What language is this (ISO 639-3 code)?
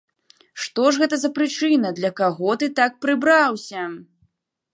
bel